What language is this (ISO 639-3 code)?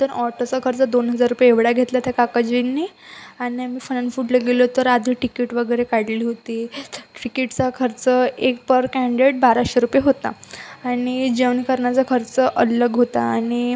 mar